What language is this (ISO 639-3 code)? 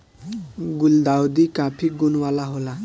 bho